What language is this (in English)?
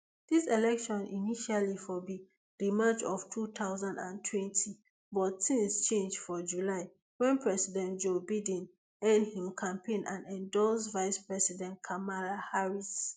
Nigerian Pidgin